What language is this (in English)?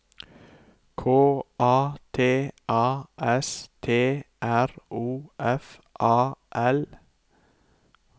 Norwegian